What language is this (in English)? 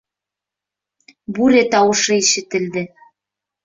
Bashkir